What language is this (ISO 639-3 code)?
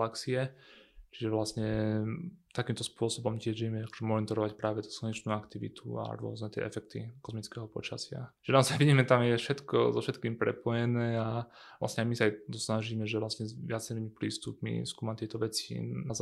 slk